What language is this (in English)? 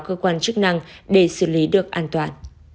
Vietnamese